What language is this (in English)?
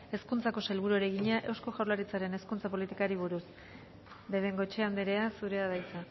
Basque